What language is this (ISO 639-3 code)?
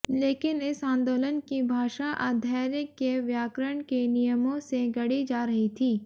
hin